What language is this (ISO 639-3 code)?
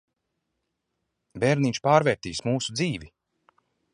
lav